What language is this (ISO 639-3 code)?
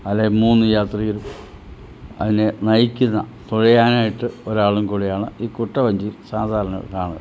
mal